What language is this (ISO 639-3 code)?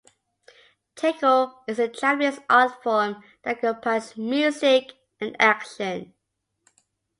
eng